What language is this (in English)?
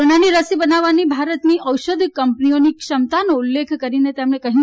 Gujarati